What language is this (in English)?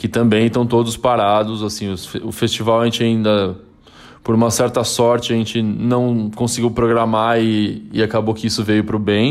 Portuguese